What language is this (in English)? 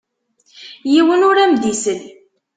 Kabyle